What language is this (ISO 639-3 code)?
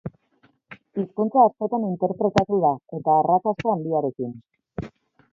eus